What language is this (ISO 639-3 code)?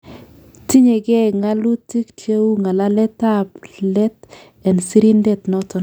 kln